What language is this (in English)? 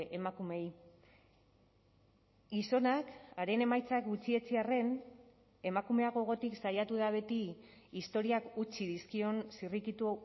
Basque